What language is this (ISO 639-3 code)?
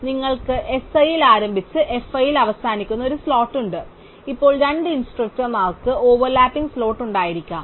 mal